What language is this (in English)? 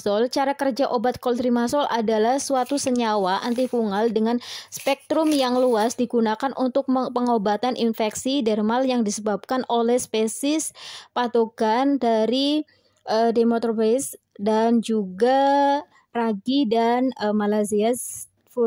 Indonesian